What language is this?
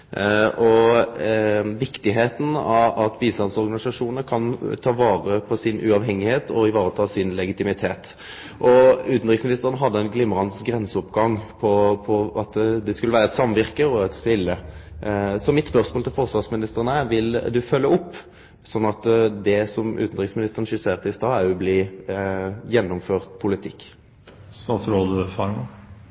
Norwegian Nynorsk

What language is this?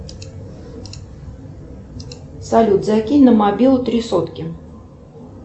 Russian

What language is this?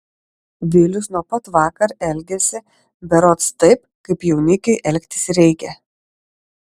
Lithuanian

